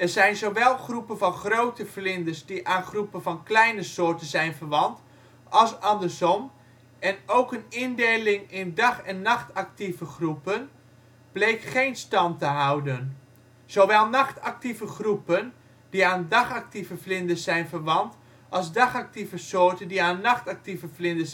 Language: Dutch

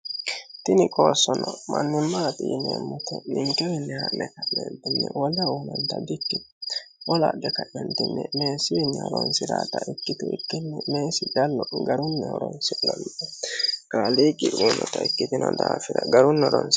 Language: Sidamo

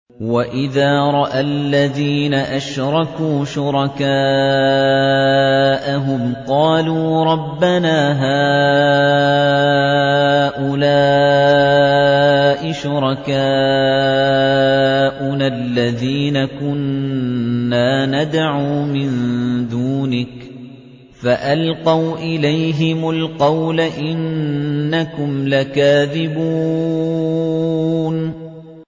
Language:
Arabic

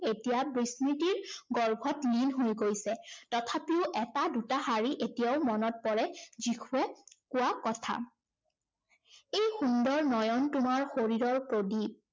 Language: Assamese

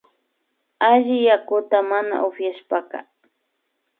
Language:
Imbabura Highland Quichua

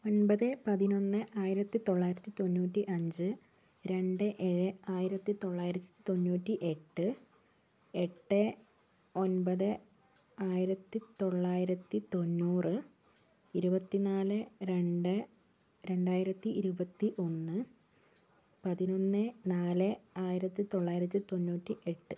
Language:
Malayalam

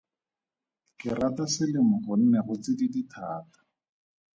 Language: Tswana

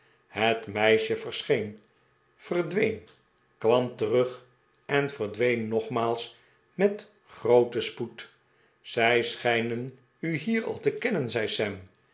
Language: Dutch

